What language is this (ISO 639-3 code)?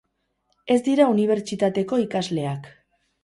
eus